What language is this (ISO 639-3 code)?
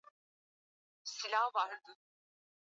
swa